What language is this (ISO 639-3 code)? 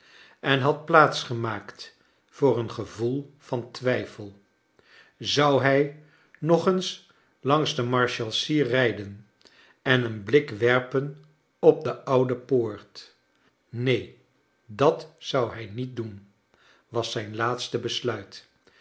nld